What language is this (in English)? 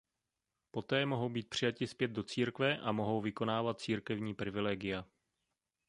Czech